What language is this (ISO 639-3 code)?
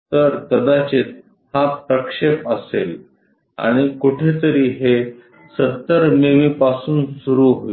mar